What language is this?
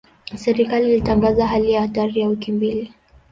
Swahili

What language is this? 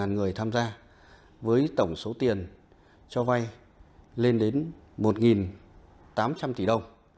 Vietnamese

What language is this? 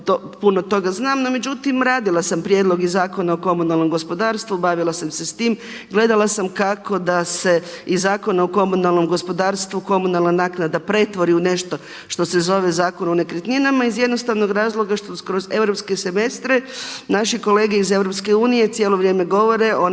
Croatian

